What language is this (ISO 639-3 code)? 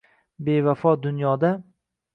uzb